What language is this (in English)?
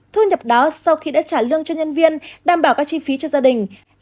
Vietnamese